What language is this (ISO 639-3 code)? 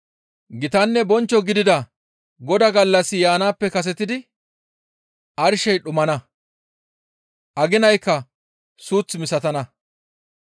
gmv